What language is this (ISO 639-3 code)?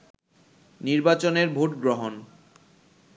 ben